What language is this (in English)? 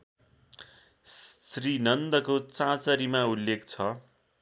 Nepali